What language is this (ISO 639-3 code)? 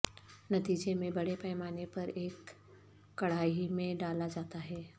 urd